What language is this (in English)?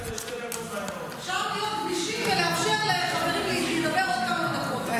Hebrew